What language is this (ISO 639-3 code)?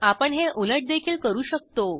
mar